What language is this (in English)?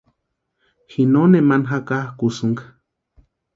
Western Highland Purepecha